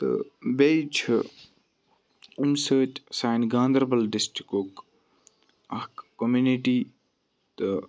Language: Kashmiri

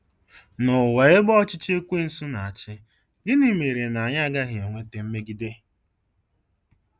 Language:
Igbo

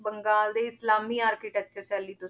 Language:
Punjabi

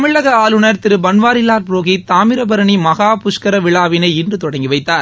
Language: Tamil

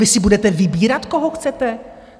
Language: Czech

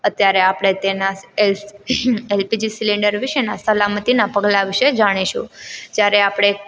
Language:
Gujarati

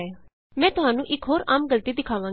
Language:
Punjabi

